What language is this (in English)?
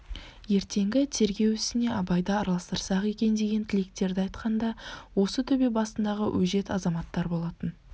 Kazakh